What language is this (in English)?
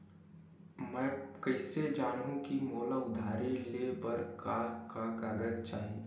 Chhattisgarhi